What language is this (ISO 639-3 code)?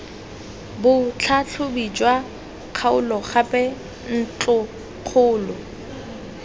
tsn